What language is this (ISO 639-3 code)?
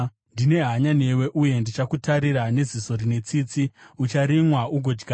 sna